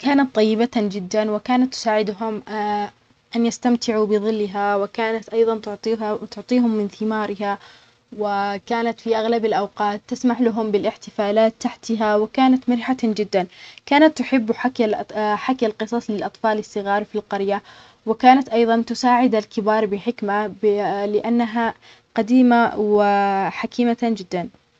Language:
Omani Arabic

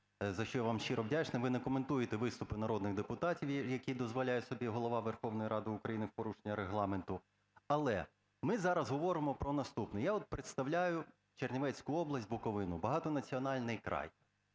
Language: Ukrainian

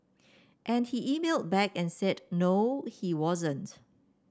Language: English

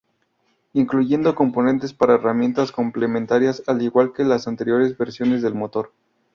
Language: Spanish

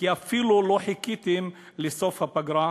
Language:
Hebrew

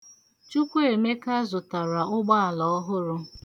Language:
Igbo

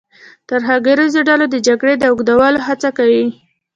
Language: Pashto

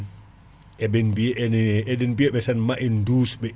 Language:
Fula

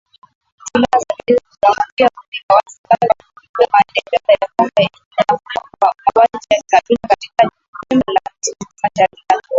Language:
Swahili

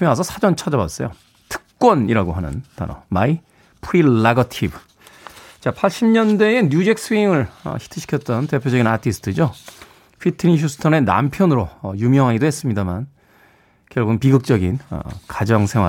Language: Korean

